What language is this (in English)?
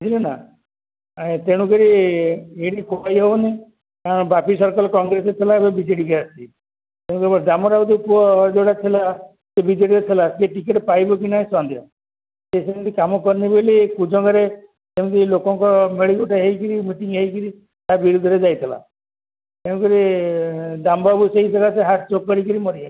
Odia